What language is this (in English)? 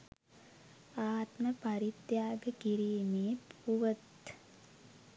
Sinhala